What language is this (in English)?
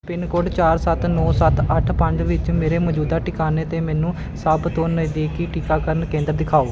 Punjabi